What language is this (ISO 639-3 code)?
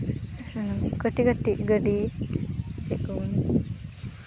sat